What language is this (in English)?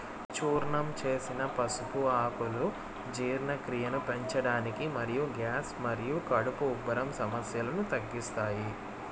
Telugu